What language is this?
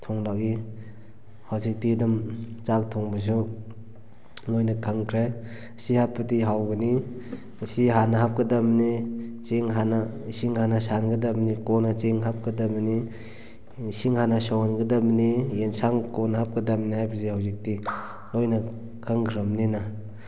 Manipuri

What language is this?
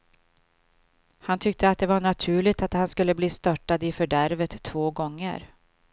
Swedish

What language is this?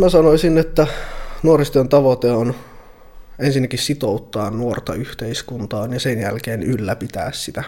Finnish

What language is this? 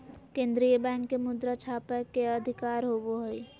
Magahi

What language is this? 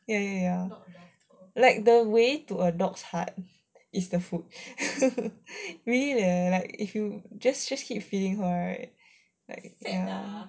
English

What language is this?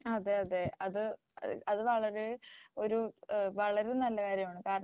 Malayalam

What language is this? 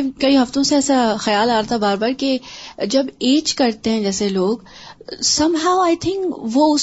Urdu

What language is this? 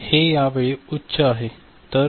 Marathi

